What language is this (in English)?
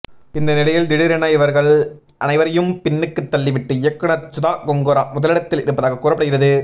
Tamil